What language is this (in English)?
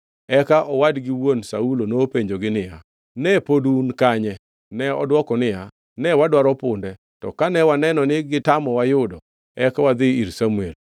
Luo (Kenya and Tanzania)